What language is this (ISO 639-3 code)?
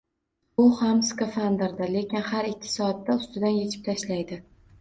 uzb